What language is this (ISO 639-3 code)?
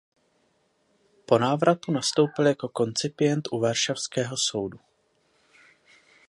ces